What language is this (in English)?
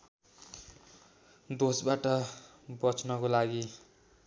Nepali